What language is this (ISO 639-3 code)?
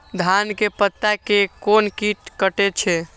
mai